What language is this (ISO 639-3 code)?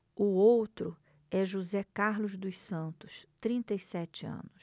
por